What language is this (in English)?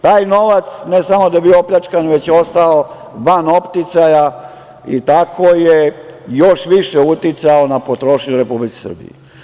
Serbian